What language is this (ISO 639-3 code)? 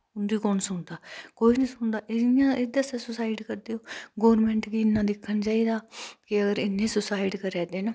doi